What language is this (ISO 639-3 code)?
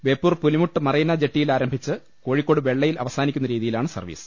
mal